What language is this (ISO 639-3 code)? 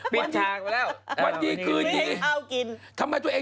tha